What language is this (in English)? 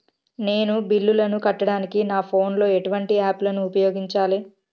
Telugu